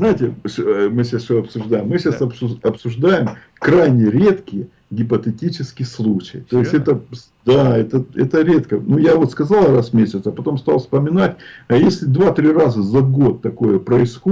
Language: Russian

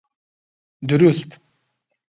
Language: Central Kurdish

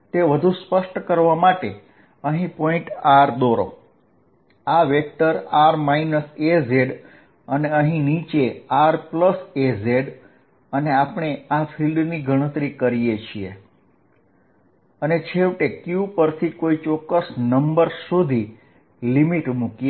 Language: Gujarati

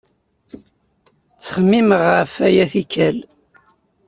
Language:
Kabyle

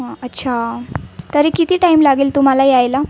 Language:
Marathi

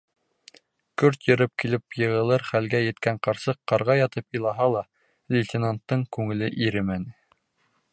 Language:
Bashkir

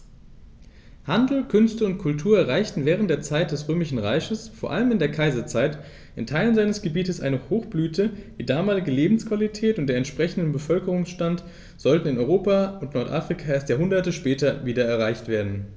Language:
German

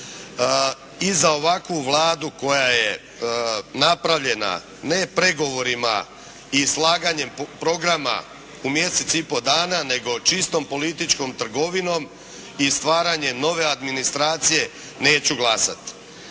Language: Croatian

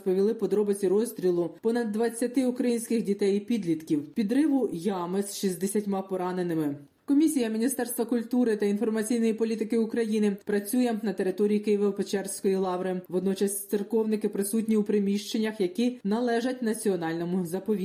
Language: Ukrainian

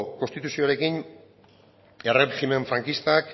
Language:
Basque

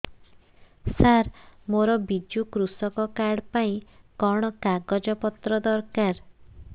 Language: Odia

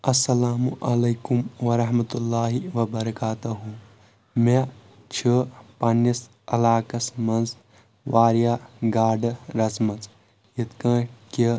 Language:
Kashmiri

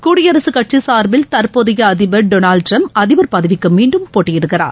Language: Tamil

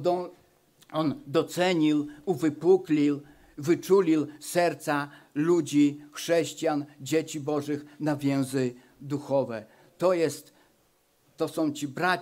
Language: Polish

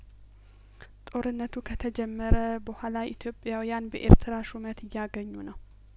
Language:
Amharic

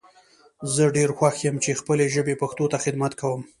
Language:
Pashto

